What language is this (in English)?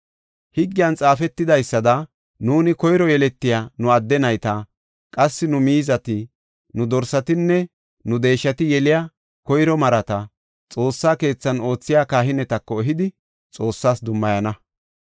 Gofa